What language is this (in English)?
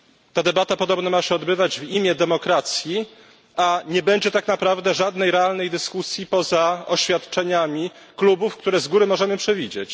Polish